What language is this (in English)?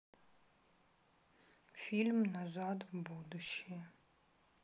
Russian